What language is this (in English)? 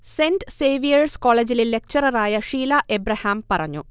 Malayalam